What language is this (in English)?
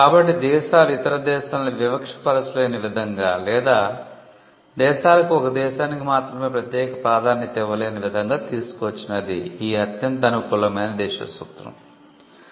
Telugu